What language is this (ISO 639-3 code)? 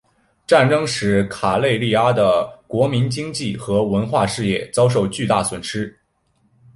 zho